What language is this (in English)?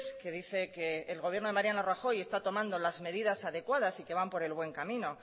Spanish